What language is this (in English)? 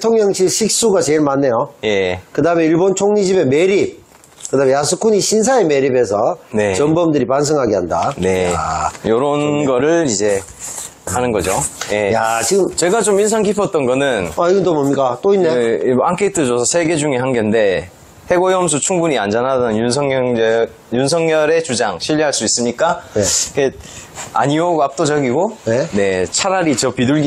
Korean